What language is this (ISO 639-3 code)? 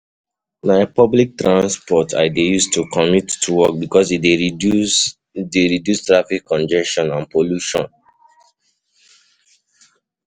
pcm